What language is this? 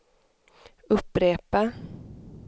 Swedish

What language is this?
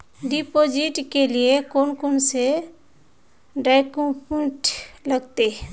Magahi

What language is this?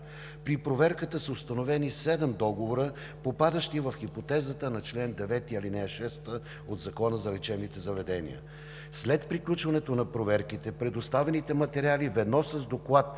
Bulgarian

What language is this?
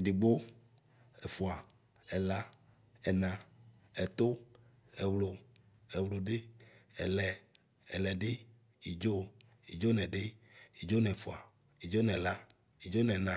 Ikposo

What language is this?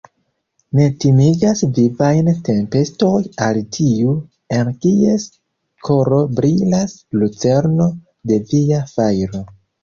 Esperanto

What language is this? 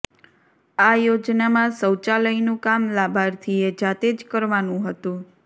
Gujarati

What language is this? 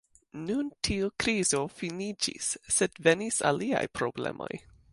Esperanto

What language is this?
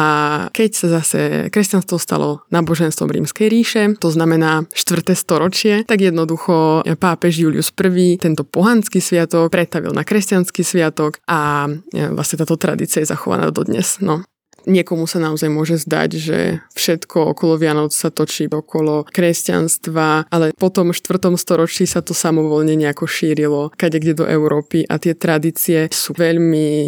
Slovak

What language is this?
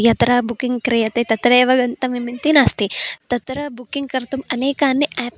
Sanskrit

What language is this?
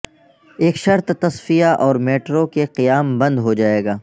Urdu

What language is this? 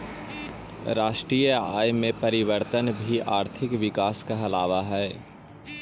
Magahi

